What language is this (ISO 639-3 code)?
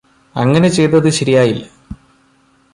mal